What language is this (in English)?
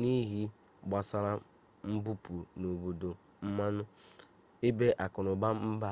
Igbo